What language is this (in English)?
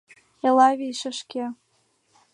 Mari